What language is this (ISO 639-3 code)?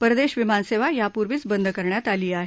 mar